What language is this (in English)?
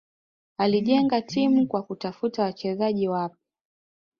Swahili